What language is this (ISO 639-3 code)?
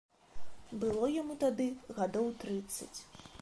bel